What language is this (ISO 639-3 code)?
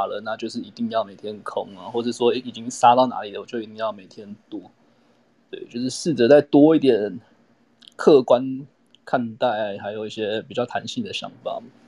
zho